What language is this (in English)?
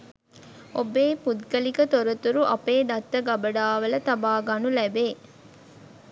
Sinhala